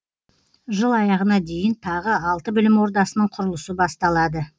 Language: Kazakh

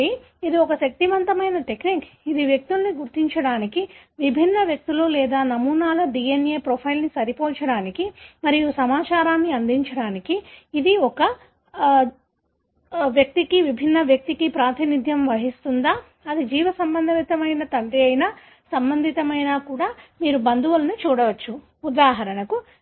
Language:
Telugu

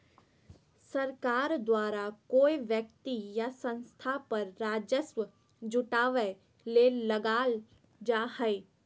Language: Magahi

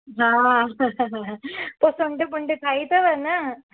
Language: Sindhi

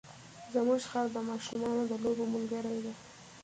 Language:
Pashto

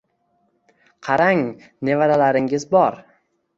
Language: Uzbek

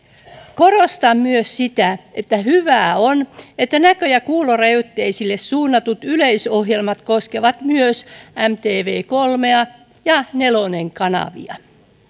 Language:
Finnish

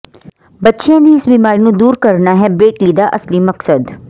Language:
Punjabi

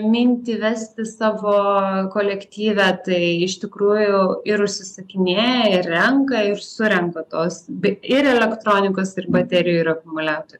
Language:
Lithuanian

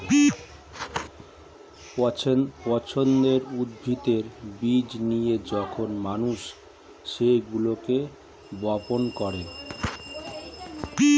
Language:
Bangla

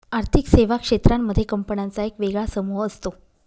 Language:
Marathi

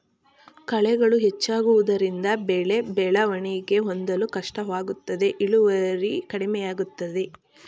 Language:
Kannada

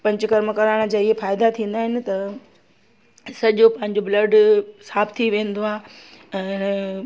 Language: Sindhi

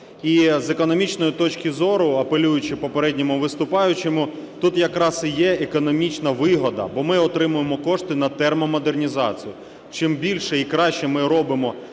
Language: Ukrainian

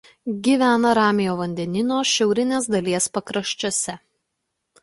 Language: Lithuanian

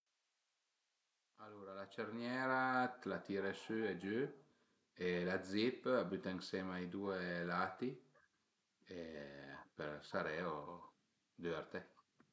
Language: Piedmontese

